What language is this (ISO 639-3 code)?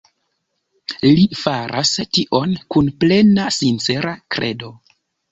epo